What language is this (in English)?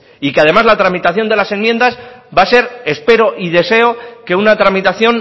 Spanish